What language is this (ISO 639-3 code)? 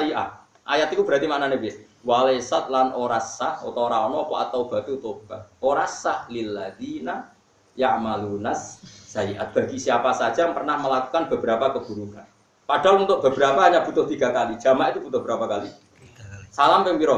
ind